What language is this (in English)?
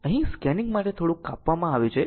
Gujarati